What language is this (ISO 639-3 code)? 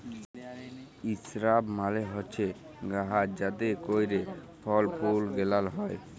ben